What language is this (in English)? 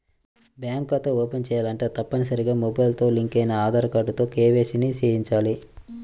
Telugu